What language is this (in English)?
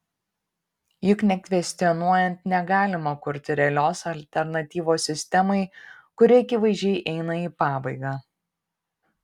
Lithuanian